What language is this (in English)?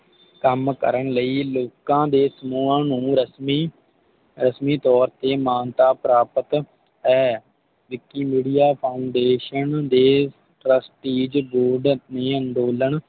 Punjabi